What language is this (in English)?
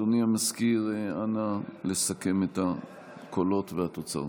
Hebrew